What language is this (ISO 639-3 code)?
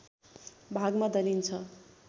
nep